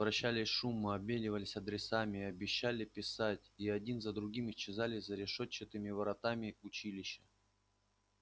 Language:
Russian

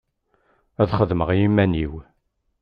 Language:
Kabyle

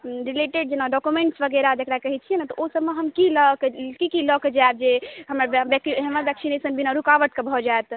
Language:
Maithili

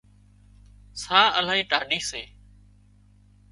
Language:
Wadiyara Koli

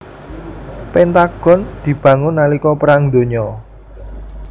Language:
Javanese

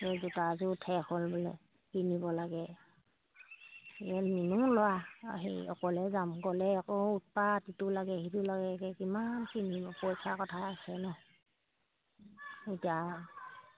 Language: Assamese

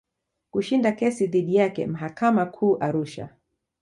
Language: Swahili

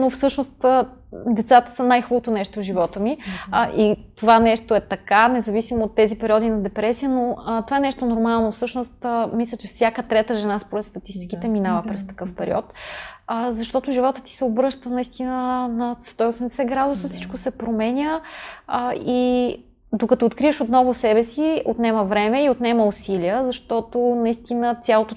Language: Bulgarian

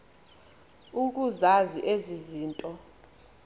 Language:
Xhosa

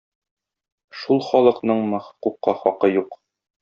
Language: Tatar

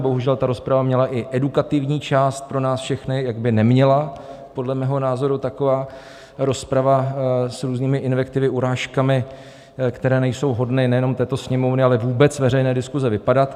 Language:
Czech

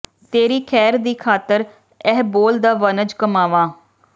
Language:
Punjabi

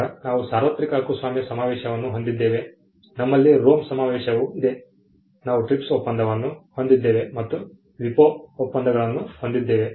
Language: Kannada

